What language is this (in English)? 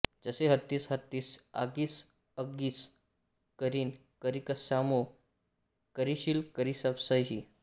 Marathi